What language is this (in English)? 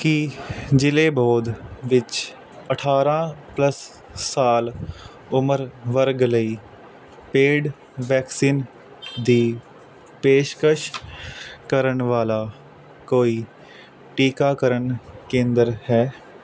Punjabi